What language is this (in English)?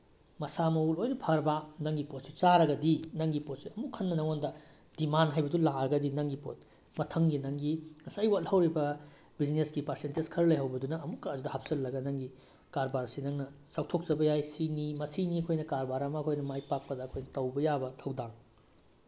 Manipuri